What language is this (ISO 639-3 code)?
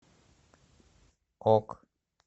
rus